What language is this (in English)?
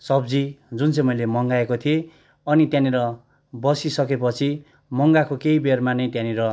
Nepali